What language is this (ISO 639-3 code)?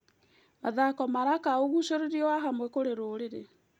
kik